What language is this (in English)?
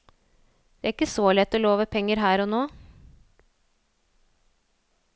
Norwegian